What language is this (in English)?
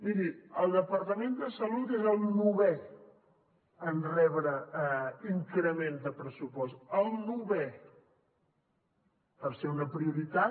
Catalan